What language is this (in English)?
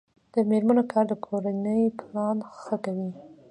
Pashto